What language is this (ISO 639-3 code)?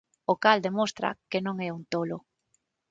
glg